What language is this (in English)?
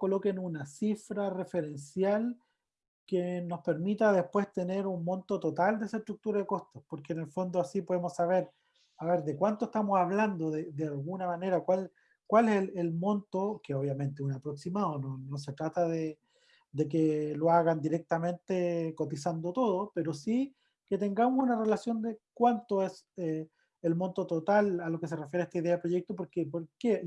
Spanish